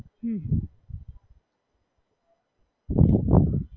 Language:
Gujarati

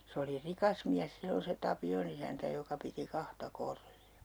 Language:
Finnish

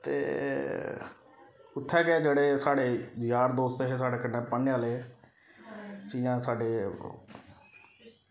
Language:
Dogri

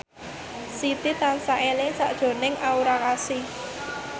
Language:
Javanese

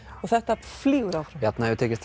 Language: Icelandic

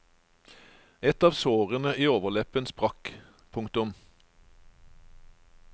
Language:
Norwegian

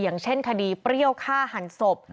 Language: Thai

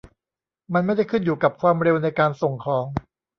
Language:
Thai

